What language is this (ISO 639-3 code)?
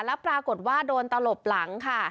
tha